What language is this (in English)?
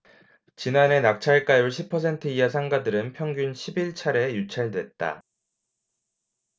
Korean